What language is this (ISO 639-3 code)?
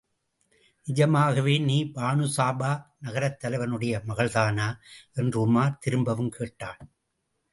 tam